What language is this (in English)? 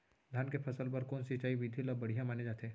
Chhattisgarhi